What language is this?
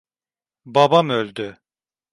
Turkish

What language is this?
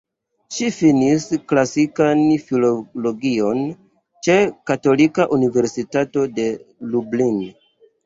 Esperanto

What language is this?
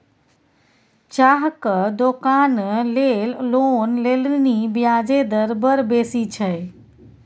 Maithili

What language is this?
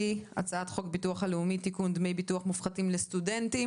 Hebrew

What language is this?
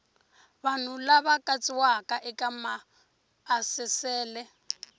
Tsonga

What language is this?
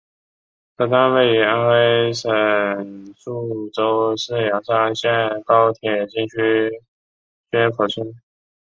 Chinese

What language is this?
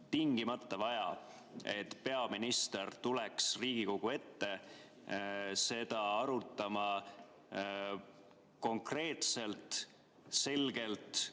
Estonian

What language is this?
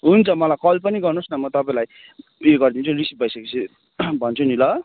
Nepali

